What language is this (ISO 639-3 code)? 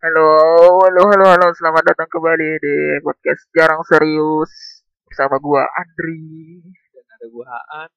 ind